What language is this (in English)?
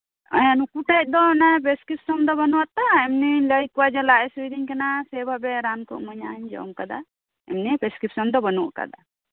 Santali